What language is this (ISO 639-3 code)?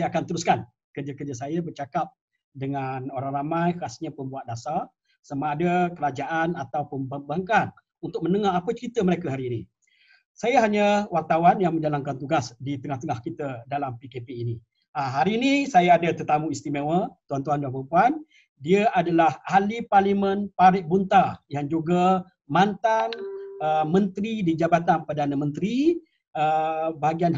msa